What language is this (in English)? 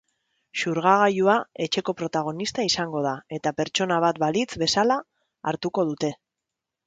Basque